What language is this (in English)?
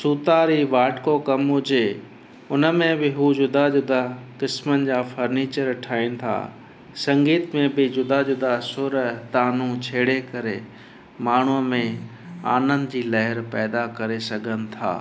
Sindhi